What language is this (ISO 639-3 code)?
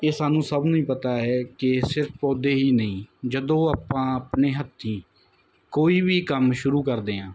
pan